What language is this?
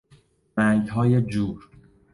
Persian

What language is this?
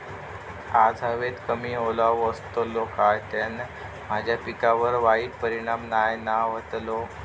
Marathi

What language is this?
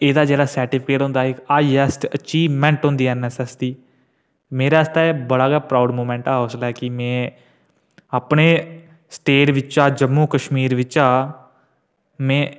Dogri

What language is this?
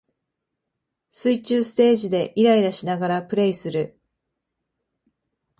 Japanese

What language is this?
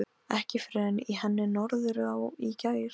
Icelandic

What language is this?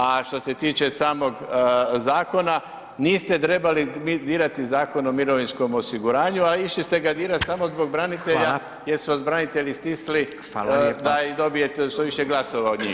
Croatian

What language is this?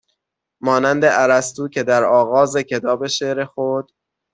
Persian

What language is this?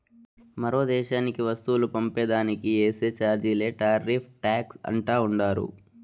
Telugu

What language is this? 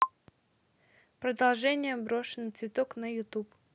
Russian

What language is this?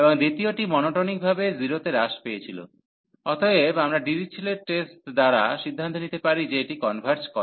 Bangla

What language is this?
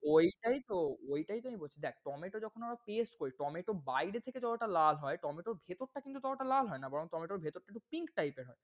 Bangla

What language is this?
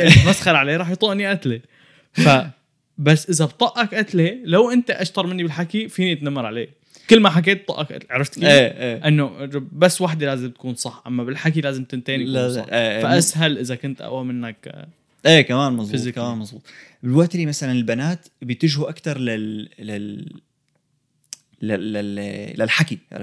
Arabic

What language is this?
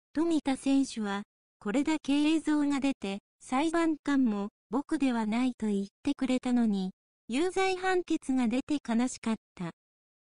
Japanese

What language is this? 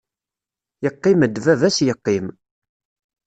Kabyle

